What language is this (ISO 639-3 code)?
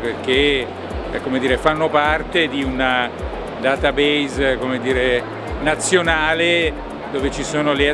ita